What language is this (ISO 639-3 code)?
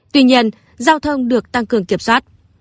vie